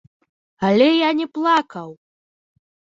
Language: Belarusian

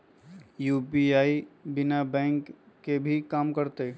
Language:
Magahi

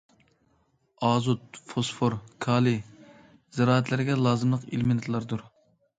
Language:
Uyghur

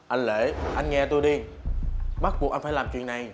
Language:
Vietnamese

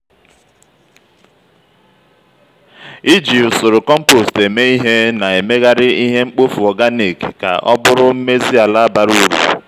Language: Igbo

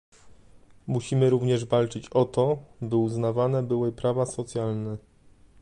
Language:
Polish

